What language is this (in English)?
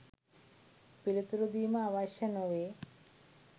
Sinhala